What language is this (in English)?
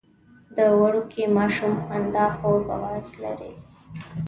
Pashto